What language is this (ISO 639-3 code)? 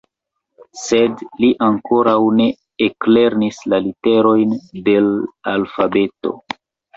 epo